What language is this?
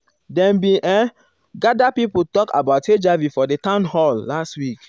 Nigerian Pidgin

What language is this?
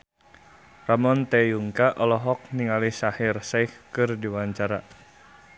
Sundanese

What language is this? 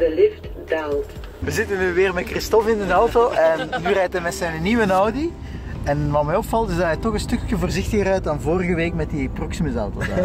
Dutch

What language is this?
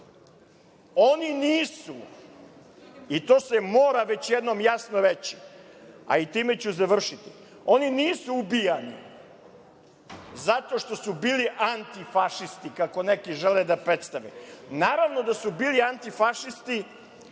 Serbian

